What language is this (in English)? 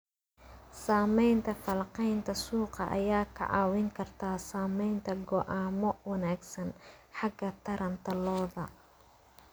Somali